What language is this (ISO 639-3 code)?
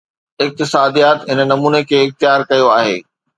snd